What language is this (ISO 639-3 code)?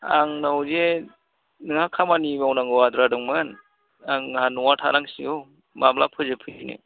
brx